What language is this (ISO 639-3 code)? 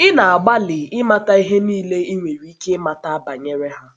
ibo